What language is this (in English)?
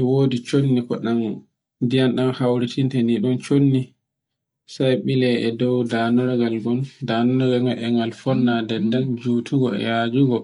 Borgu Fulfulde